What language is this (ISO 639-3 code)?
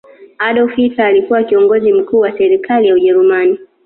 swa